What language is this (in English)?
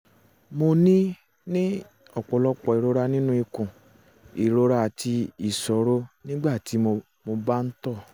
Yoruba